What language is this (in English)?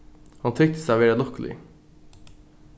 Faroese